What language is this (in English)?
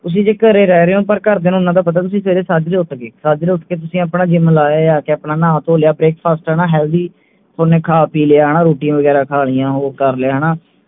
Punjabi